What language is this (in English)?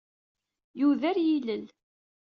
Kabyle